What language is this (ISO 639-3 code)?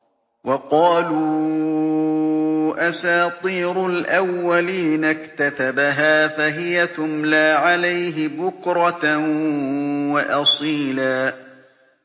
ara